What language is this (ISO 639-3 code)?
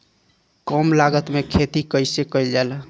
bho